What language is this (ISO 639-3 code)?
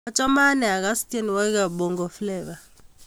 kln